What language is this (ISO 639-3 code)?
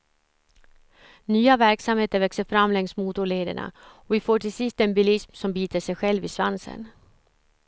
swe